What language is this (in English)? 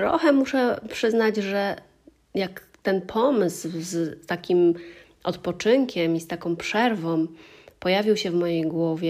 Polish